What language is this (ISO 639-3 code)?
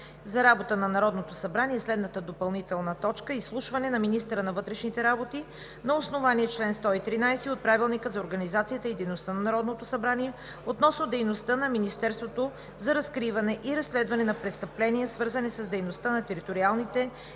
bul